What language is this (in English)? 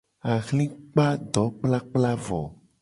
Gen